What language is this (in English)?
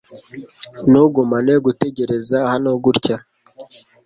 Kinyarwanda